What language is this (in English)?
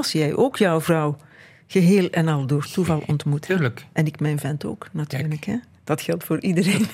Dutch